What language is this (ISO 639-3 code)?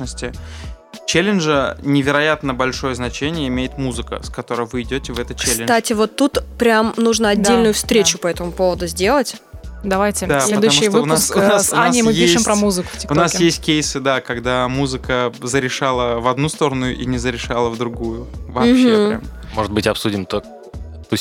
rus